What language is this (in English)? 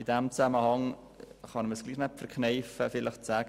Swiss German